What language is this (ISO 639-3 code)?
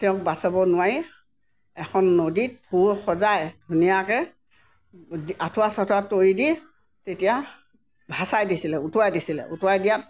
asm